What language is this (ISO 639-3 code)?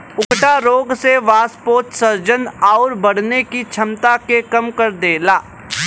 bho